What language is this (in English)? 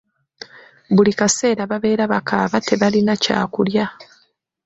Ganda